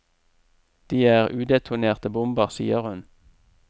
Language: Norwegian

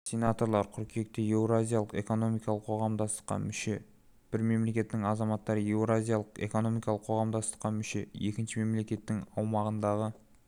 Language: Kazakh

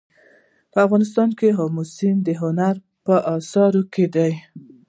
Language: Pashto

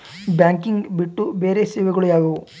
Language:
Kannada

